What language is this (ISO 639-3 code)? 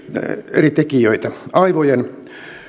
fin